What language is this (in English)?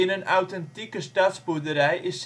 Dutch